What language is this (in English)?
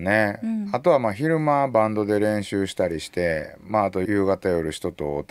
Japanese